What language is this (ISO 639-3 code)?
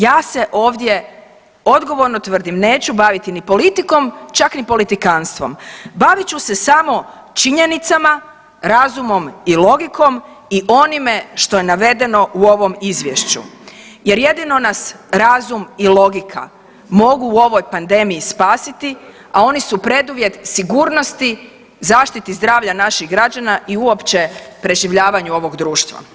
hrv